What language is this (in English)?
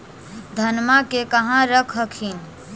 Magahi